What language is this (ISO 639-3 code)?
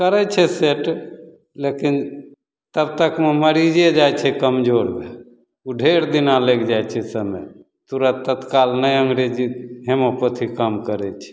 mai